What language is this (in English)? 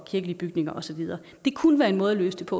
Danish